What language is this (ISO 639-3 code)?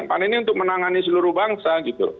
ind